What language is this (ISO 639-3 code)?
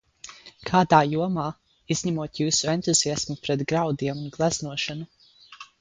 lav